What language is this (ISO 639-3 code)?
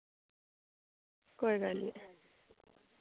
doi